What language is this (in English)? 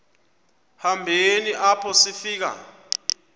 Xhosa